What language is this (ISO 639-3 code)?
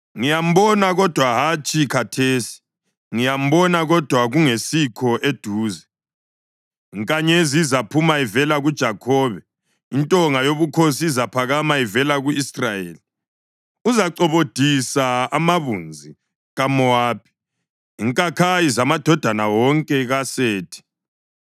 nde